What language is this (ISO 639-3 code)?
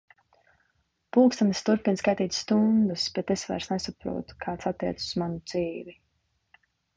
lav